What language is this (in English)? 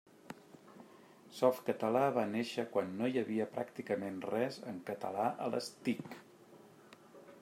Catalan